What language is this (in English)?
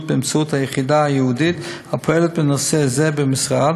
Hebrew